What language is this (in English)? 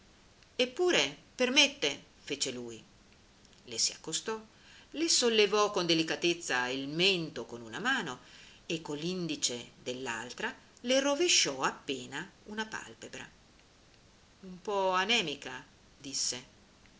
Italian